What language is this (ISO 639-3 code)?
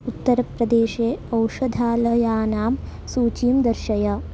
san